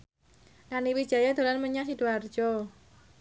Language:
Javanese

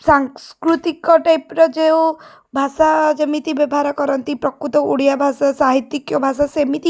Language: Odia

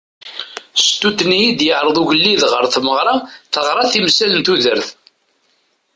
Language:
Kabyle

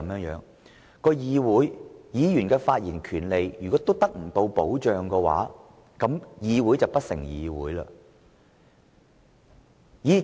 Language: Cantonese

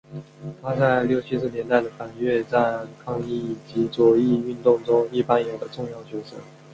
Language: Chinese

